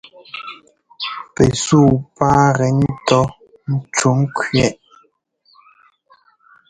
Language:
Ngomba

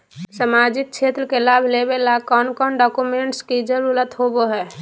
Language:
Magahi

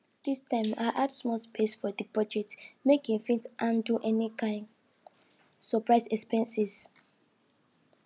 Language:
Nigerian Pidgin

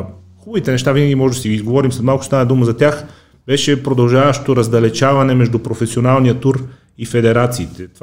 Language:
Bulgarian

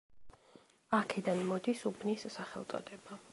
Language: Georgian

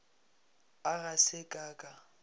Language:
Northern Sotho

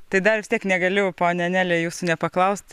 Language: Lithuanian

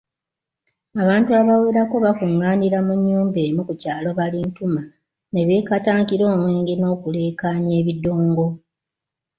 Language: Ganda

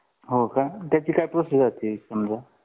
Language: Marathi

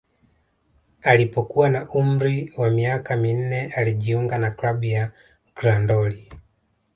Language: Swahili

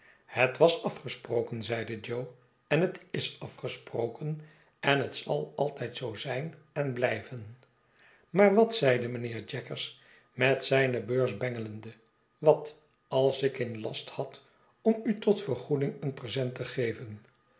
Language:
Dutch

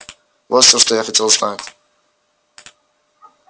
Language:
Russian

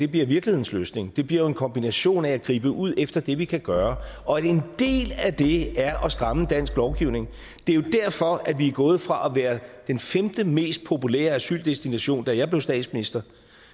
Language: Danish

